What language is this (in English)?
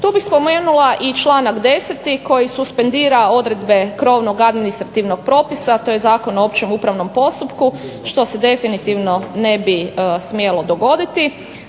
Croatian